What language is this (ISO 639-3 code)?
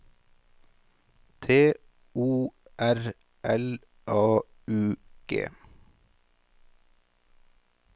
nor